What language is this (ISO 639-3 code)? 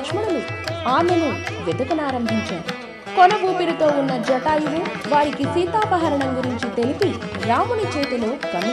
tel